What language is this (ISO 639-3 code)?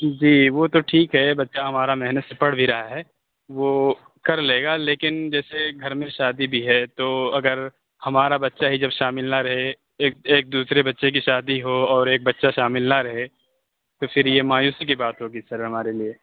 urd